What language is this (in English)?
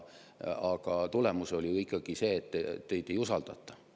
Estonian